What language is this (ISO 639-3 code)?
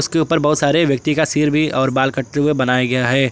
hin